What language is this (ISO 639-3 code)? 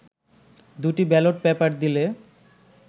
ben